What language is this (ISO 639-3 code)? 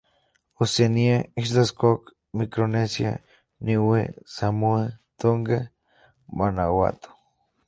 spa